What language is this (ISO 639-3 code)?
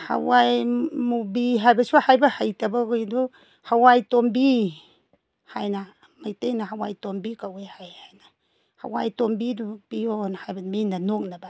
mni